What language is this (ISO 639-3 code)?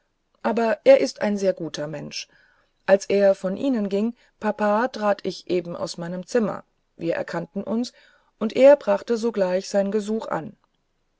deu